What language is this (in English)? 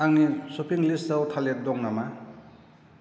Bodo